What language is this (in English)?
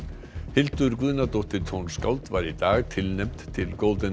Icelandic